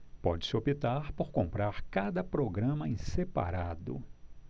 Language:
Portuguese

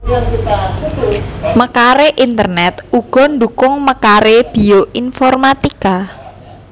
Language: Javanese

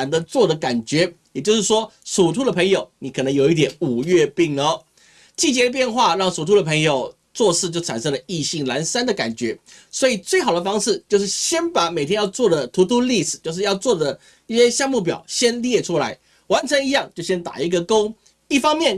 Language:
Chinese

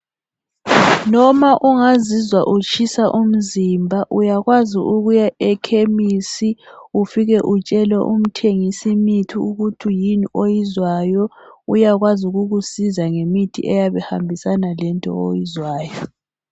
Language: North Ndebele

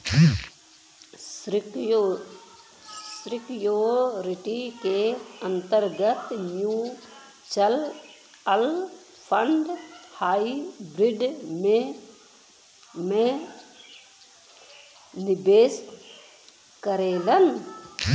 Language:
Bhojpuri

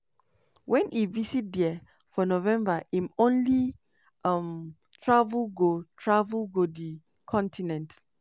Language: Nigerian Pidgin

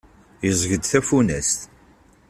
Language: Kabyle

